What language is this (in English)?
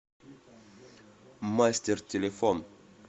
Russian